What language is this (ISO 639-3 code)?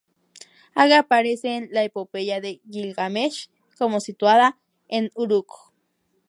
spa